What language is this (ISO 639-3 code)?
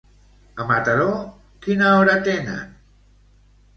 cat